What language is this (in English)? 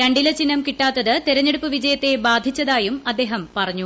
Malayalam